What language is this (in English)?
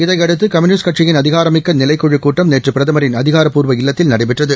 Tamil